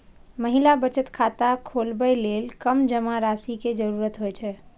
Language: Maithili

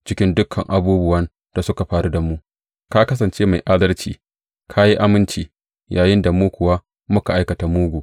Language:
Hausa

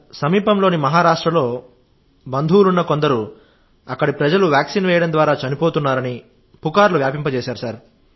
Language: Telugu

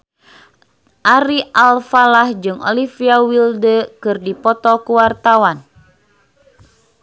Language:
Sundanese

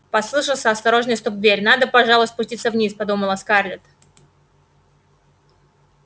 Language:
Russian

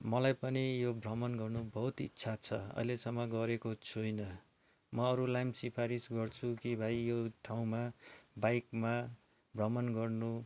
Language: Nepali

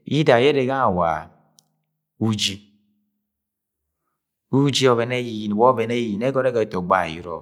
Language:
Agwagwune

